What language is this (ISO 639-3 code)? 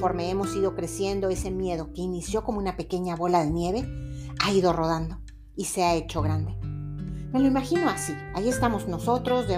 spa